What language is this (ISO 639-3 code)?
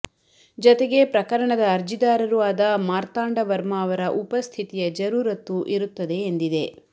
kan